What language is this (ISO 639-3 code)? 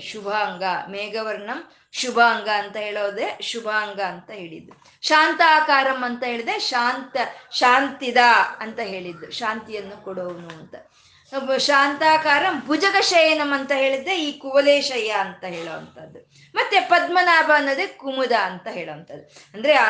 kan